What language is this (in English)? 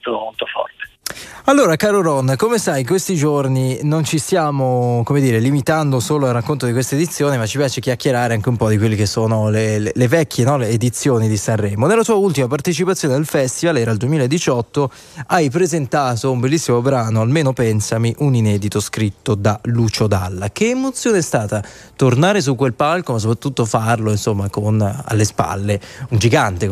Italian